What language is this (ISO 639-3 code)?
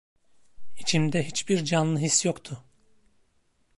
tur